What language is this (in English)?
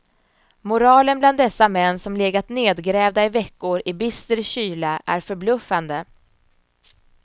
Swedish